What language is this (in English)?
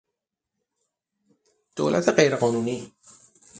Persian